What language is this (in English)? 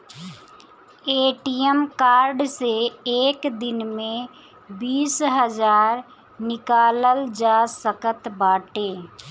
Bhojpuri